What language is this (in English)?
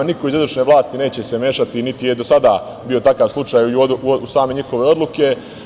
Serbian